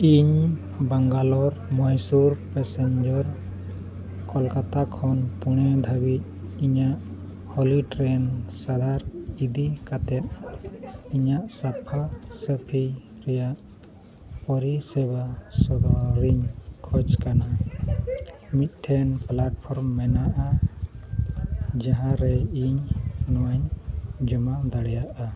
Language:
Santali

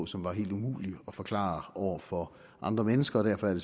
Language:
Danish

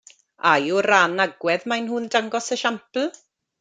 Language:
Welsh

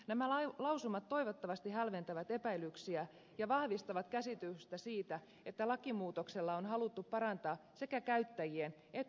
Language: Finnish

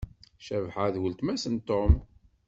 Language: Kabyle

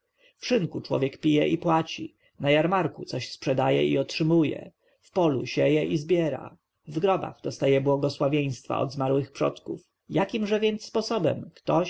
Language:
Polish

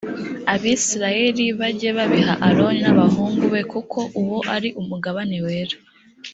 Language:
Kinyarwanda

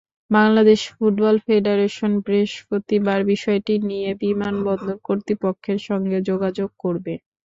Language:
Bangla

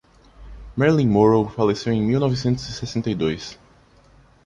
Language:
Portuguese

